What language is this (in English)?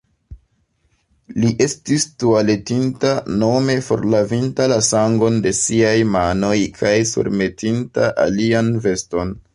Esperanto